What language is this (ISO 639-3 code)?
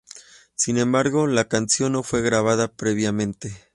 spa